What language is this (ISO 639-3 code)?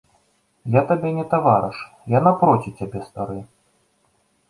bel